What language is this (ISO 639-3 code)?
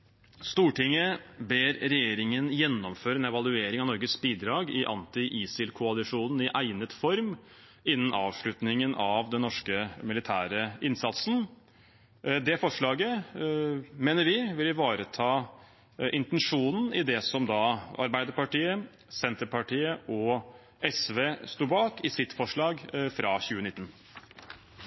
nob